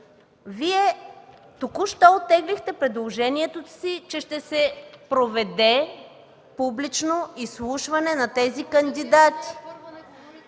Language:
Bulgarian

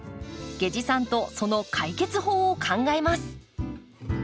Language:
Japanese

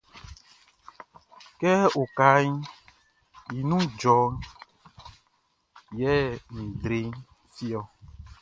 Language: Baoulé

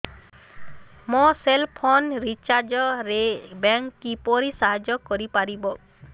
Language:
Odia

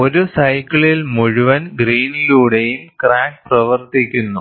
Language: Malayalam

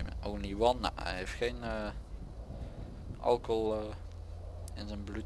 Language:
Dutch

